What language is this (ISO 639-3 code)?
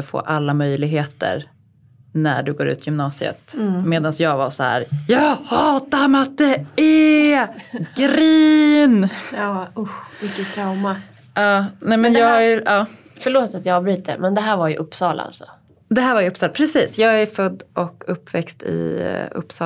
swe